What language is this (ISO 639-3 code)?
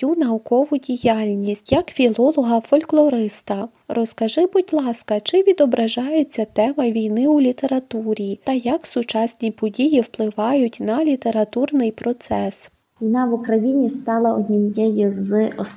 ukr